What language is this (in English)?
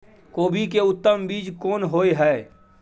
Maithili